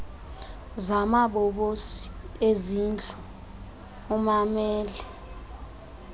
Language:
Xhosa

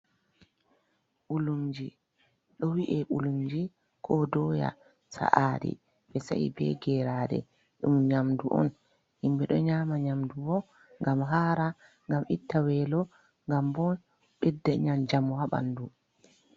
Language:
Fula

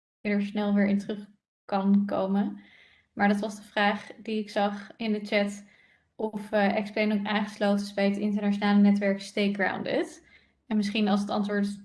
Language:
Dutch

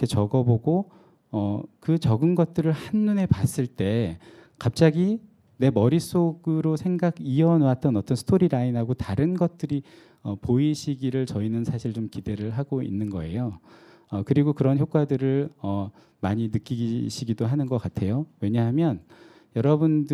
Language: Korean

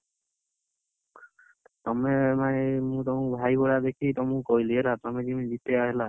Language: Odia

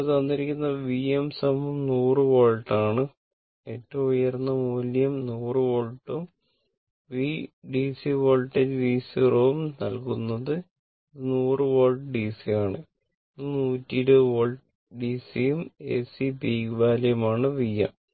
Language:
Malayalam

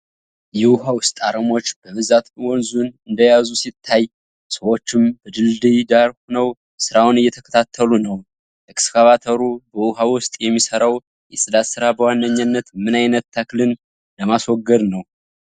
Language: Amharic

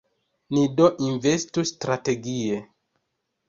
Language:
Esperanto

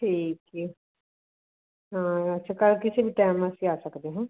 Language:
Punjabi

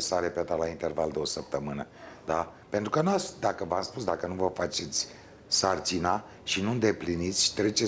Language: Romanian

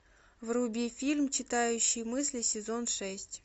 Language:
Russian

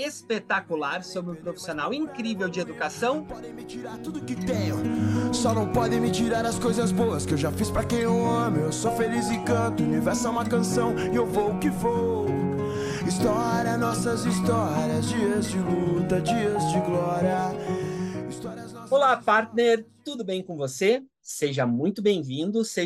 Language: Portuguese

